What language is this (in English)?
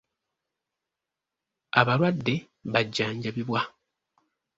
Ganda